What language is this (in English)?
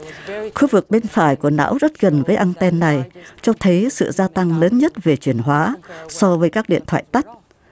Vietnamese